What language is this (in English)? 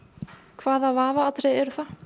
Icelandic